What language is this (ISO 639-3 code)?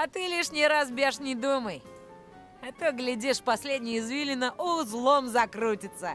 rus